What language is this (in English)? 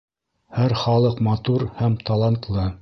Bashkir